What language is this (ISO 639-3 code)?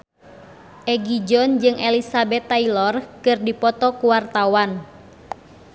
sun